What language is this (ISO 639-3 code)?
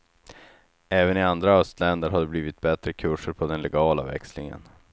swe